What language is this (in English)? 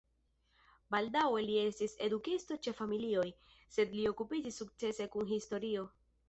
Esperanto